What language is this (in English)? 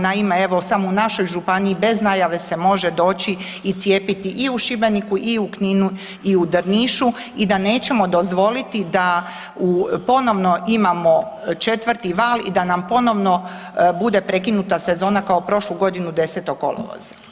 Croatian